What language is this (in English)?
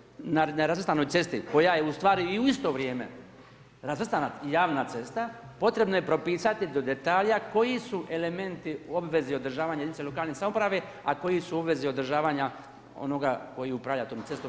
Croatian